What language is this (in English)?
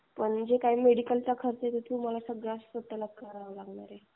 Marathi